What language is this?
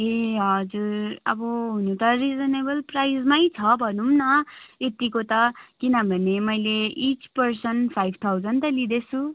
Nepali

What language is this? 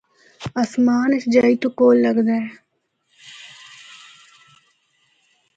Northern Hindko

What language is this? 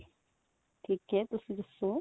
Punjabi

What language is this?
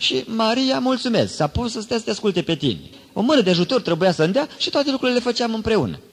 Romanian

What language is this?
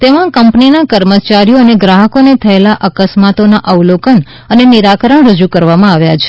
Gujarati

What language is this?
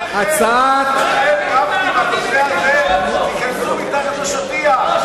Hebrew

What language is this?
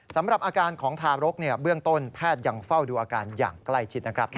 Thai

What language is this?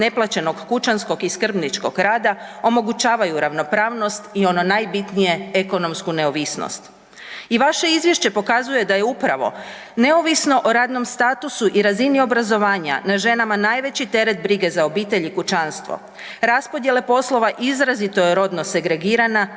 Croatian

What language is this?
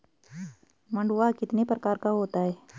Hindi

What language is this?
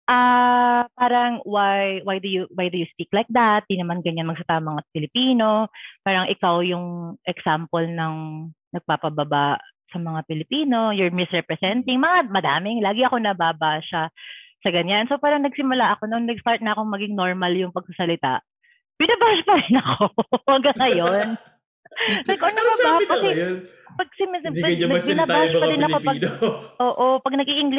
Filipino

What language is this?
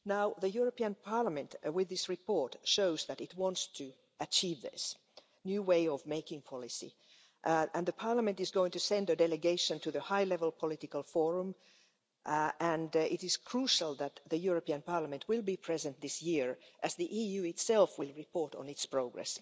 English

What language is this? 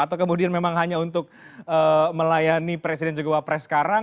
Indonesian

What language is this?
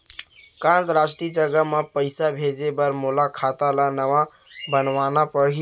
Chhattisgarhi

